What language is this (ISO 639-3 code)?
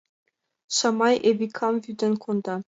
chm